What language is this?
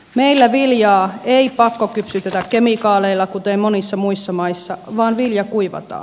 Finnish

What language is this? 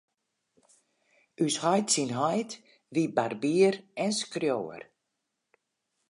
Western Frisian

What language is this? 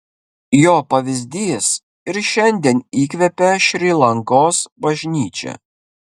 Lithuanian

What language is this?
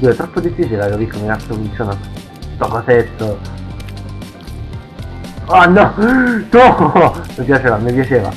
Italian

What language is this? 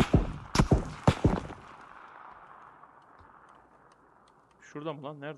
Turkish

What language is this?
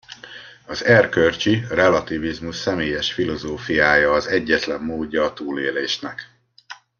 Hungarian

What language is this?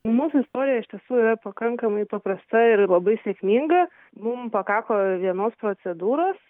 Lithuanian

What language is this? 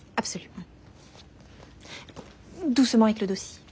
Japanese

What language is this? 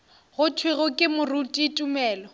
Northern Sotho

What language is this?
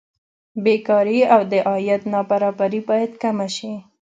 Pashto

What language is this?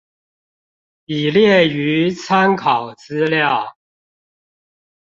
Chinese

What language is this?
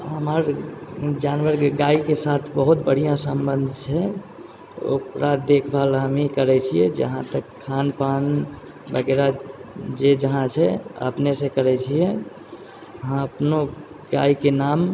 Maithili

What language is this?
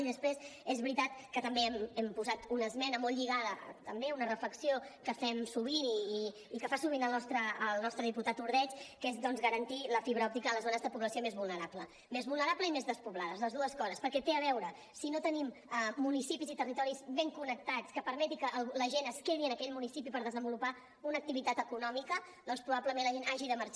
Catalan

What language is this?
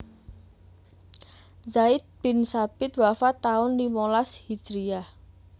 Javanese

